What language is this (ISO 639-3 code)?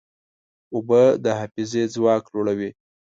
pus